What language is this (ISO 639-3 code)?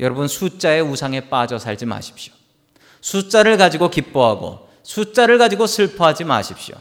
kor